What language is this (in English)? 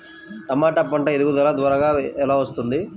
Telugu